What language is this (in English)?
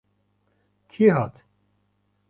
Kurdish